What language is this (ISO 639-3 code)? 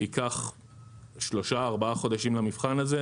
heb